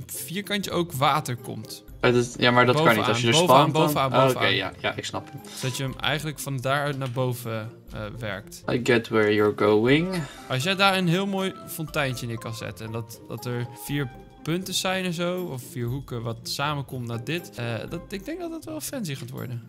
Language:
Dutch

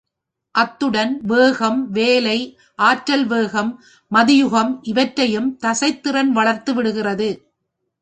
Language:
Tamil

